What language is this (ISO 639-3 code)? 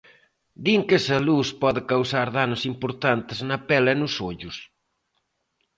glg